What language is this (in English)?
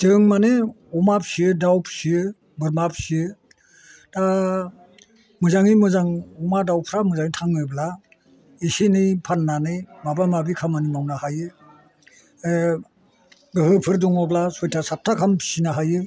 Bodo